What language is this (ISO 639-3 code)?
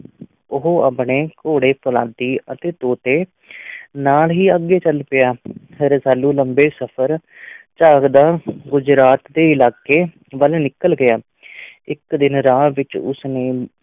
pan